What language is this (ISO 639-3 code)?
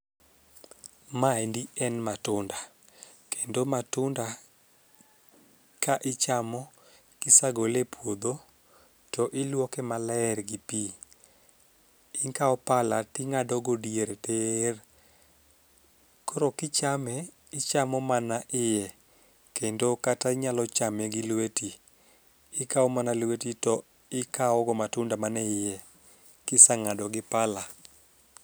luo